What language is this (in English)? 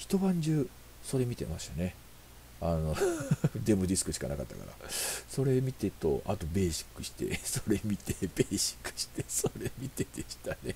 Japanese